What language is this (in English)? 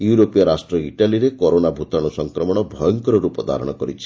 Odia